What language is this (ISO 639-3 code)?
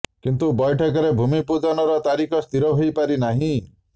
ori